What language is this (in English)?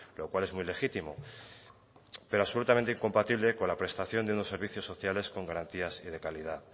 Spanish